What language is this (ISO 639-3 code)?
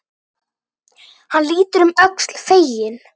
isl